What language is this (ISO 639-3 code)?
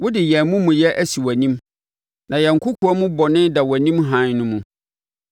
aka